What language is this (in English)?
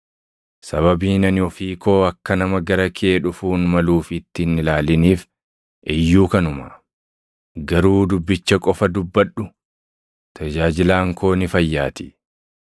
Oromo